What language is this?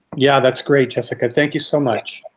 English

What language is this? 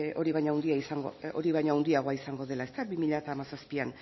Basque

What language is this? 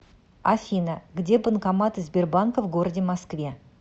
Russian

